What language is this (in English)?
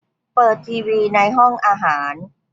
Thai